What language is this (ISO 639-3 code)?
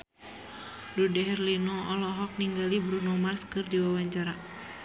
sun